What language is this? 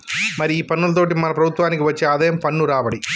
Telugu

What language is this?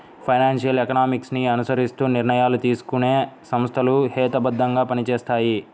Telugu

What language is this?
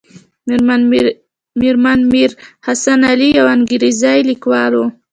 Pashto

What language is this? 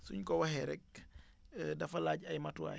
Wolof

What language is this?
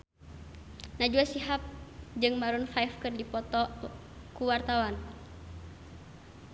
Sundanese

